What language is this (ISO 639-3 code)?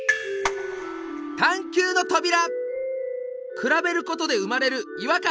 jpn